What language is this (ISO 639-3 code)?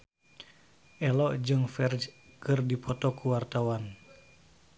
sun